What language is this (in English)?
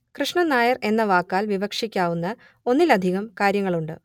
Malayalam